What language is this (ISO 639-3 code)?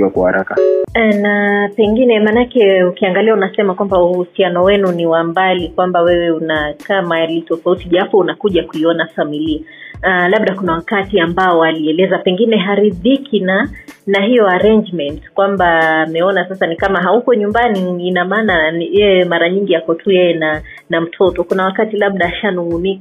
swa